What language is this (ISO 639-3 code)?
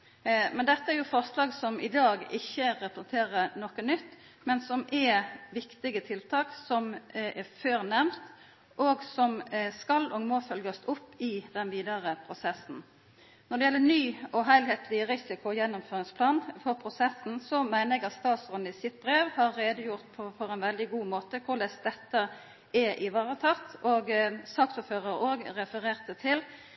nno